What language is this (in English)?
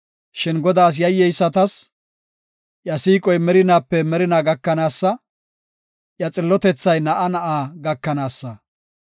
Gofa